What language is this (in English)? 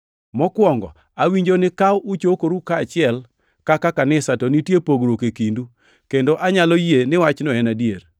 Luo (Kenya and Tanzania)